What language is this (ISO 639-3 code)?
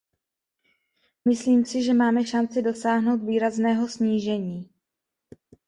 ces